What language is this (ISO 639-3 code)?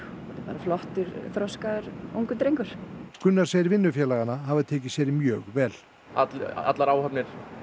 isl